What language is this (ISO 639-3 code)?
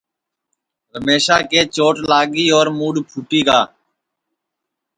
ssi